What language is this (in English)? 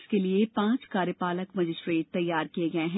Hindi